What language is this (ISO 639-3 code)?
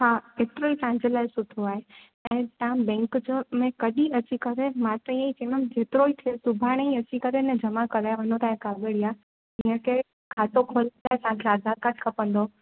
snd